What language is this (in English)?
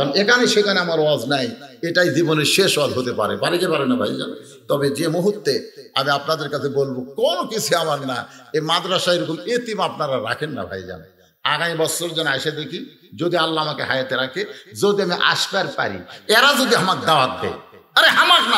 Arabic